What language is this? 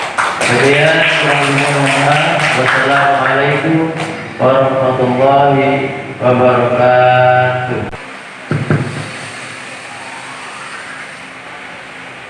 Indonesian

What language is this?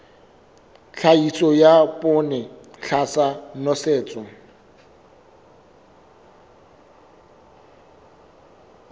Southern Sotho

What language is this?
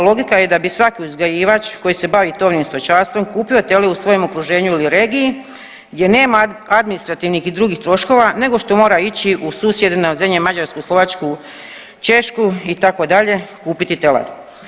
Croatian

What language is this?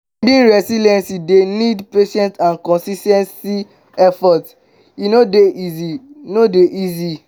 Nigerian Pidgin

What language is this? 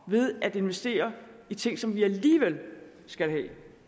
Danish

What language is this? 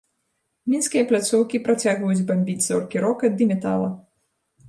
Belarusian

